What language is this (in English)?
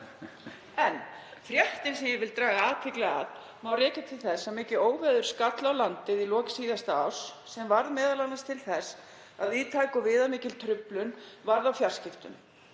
Icelandic